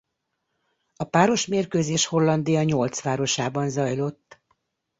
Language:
Hungarian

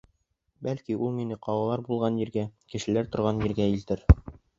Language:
Bashkir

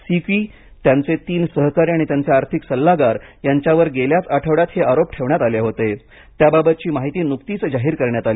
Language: Marathi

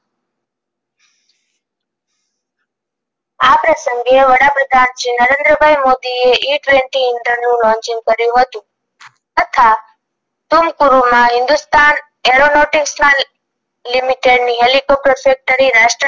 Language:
Gujarati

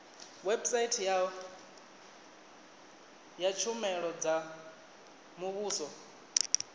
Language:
Venda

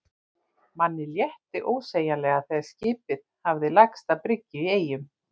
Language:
Icelandic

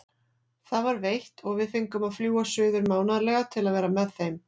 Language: Icelandic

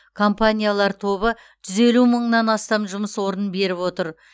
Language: Kazakh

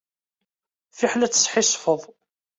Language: Kabyle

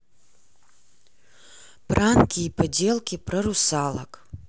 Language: Russian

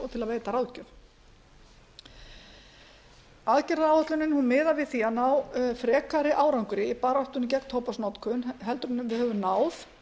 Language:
Icelandic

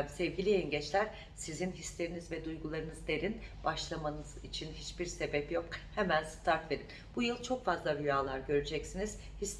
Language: Turkish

